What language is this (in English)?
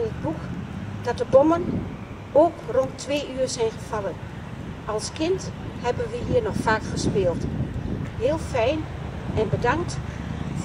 Dutch